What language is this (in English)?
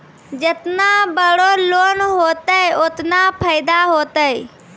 Maithili